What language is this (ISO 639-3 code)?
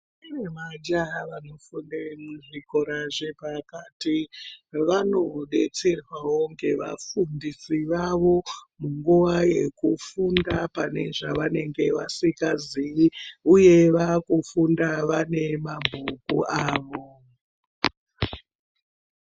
ndc